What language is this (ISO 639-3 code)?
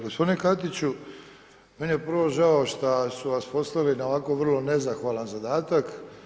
hrv